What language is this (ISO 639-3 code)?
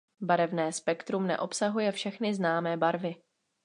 ces